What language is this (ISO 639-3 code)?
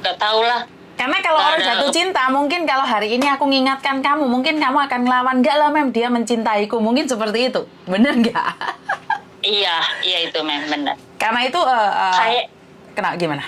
ind